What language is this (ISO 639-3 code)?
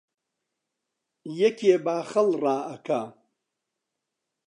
ckb